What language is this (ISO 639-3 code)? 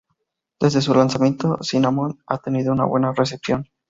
spa